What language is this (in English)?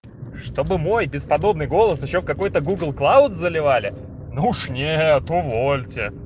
Russian